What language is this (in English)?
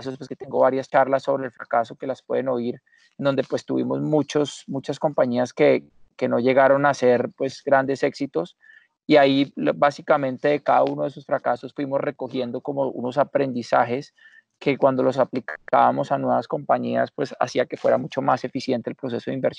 Spanish